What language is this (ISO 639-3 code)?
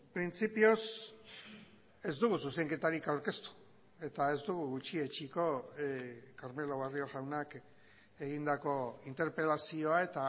eus